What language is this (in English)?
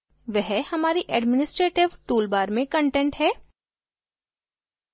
Hindi